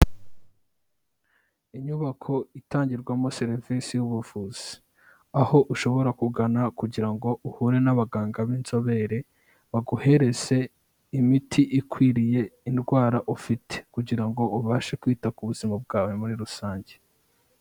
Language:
Kinyarwanda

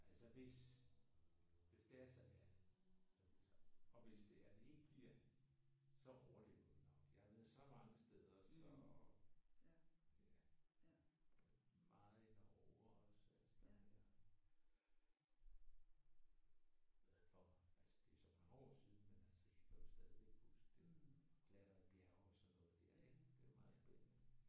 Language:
Danish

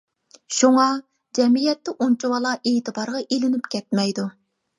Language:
Uyghur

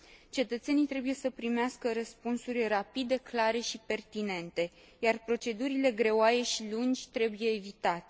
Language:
Romanian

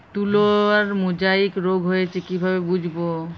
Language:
Bangla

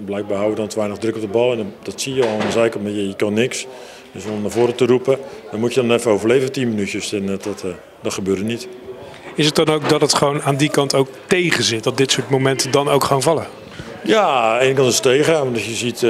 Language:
Dutch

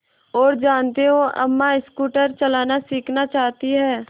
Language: Hindi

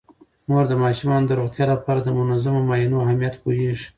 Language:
Pashto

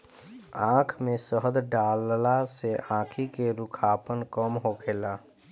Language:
Bhojpuri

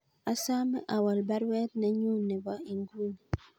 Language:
Kalenjin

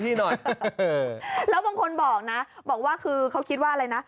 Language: Thai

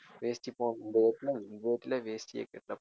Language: Tamil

